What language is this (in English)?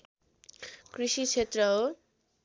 Nepali